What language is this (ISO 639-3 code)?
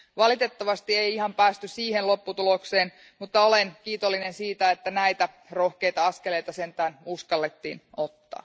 fin